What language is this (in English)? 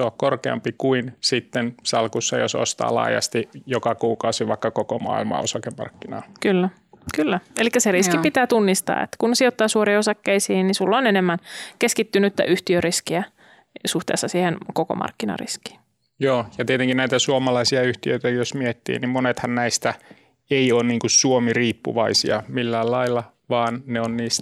Finnish